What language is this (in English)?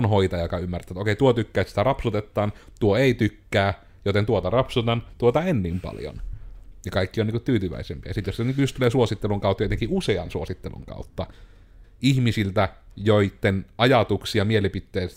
Finnish